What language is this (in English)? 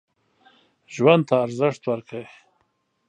Pashto